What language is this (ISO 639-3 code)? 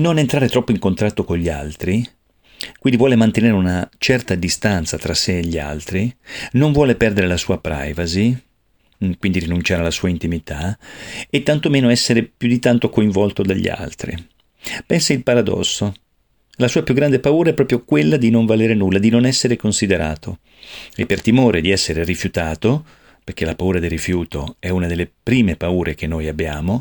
ita